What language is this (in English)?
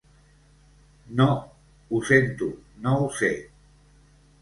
Catalan